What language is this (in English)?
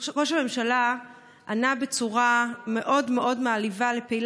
Hebrew